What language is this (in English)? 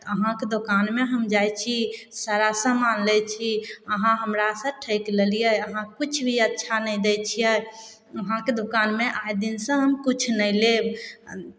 Maithili